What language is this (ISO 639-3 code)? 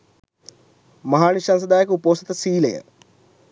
sin